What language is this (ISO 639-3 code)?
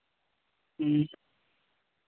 sat